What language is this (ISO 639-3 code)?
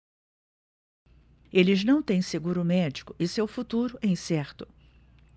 por